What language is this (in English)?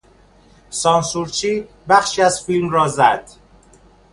Persian